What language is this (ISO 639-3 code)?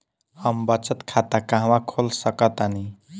bho